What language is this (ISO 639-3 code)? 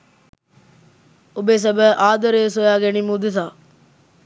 sin